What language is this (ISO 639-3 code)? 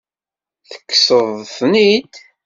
kab